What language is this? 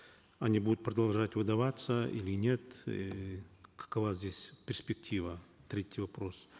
Kazakh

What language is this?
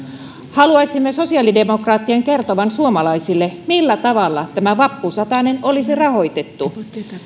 Finnish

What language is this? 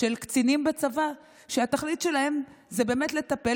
Hebrew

